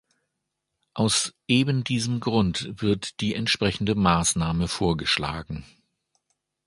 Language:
German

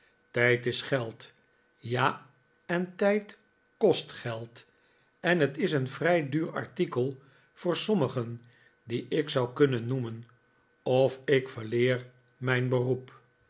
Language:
Dutch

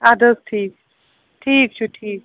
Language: Kashmiri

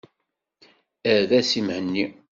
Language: Kabyle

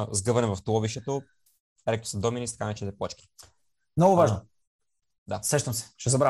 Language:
Bulgarian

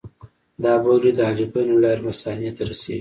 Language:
Pashto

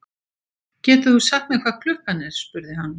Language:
Icelandic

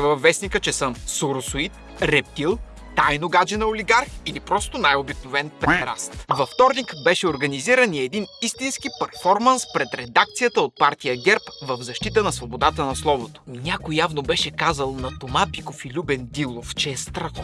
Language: Bulgarian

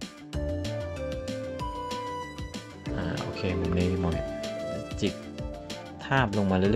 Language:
Thai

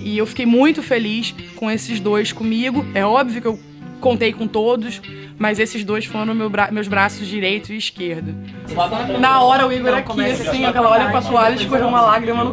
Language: Portuguese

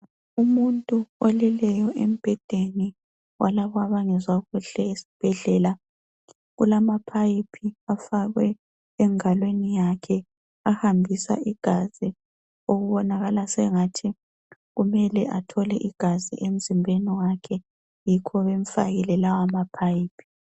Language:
North Ndebele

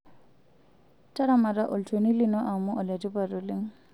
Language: Masai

